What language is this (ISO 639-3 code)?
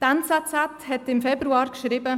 gsw